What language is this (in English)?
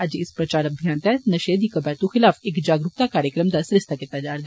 Dogri